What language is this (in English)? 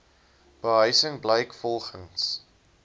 Afrikaans